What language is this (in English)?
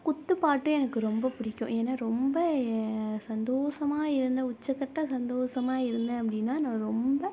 Tamil